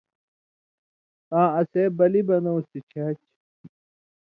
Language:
Indus Kohistani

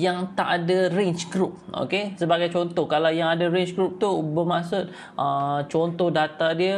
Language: Malay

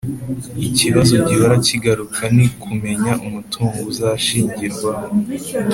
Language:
Kinyarwanda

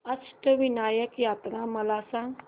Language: Marathi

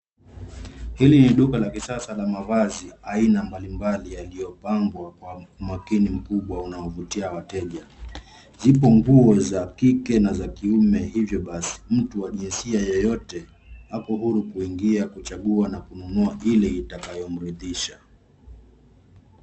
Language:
Swahili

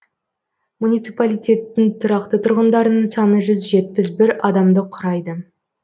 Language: Kazakh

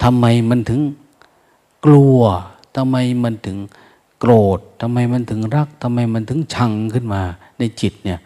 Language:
Thai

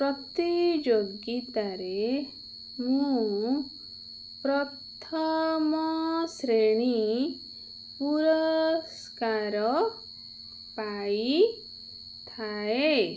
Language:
Odia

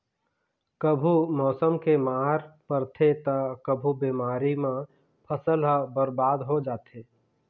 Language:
Chhattisgarhi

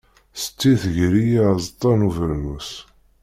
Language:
Kabyle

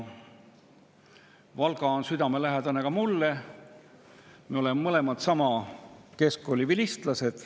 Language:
Estonian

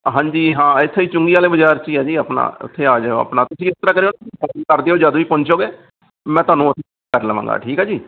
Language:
Punjabi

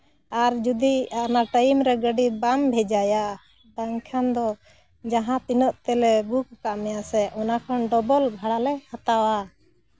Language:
Santali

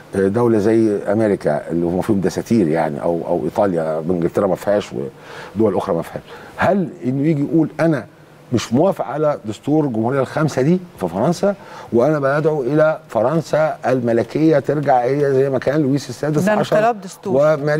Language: Arabic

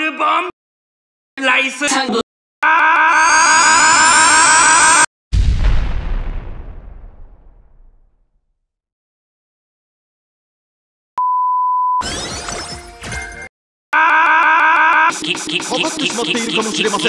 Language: Japanese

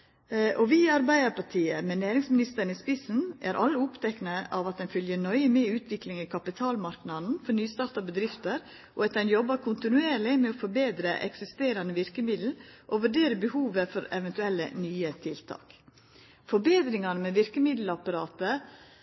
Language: Norwegian Nynorsk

